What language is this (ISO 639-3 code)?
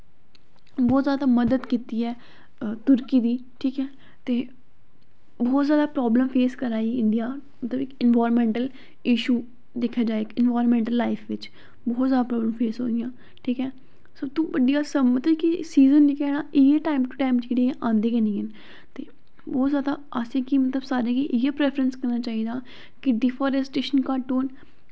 doi